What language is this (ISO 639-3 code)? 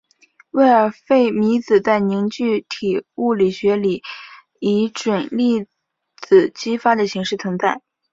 zho